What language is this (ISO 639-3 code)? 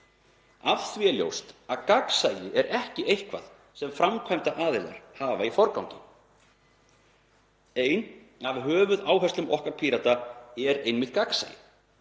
isl